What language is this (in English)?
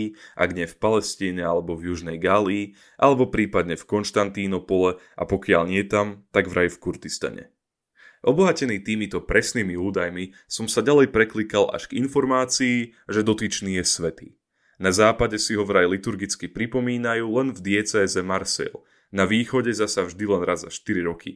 Slovak